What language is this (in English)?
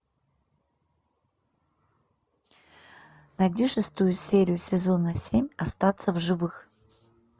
Russian